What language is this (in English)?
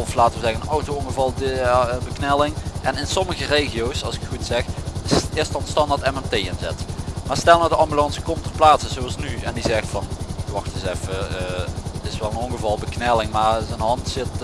Dutch